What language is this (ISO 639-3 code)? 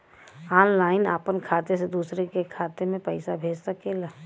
bho